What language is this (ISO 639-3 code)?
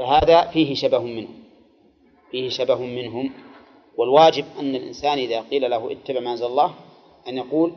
ara